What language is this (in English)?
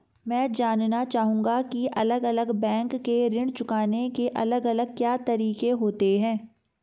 Hindi